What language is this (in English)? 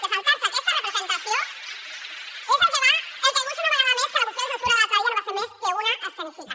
Catalan